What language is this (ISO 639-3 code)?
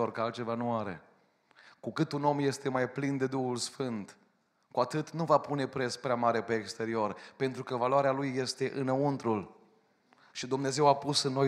ron